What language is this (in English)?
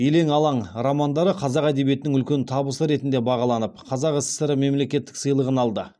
Kazakh